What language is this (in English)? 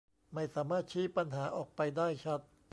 Thai